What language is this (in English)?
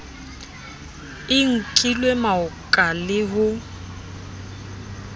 Southern Sotho